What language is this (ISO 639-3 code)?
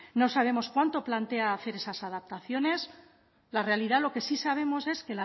spa